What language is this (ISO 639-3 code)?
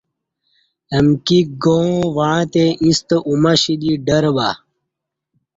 bsh